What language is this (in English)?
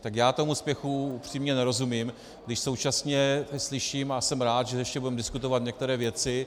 Czech